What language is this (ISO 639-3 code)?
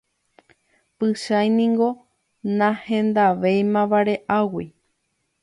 grn